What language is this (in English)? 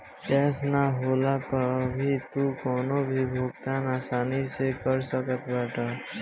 Bhojpuri